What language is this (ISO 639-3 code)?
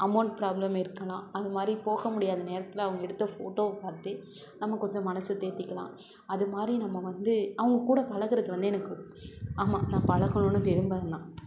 tam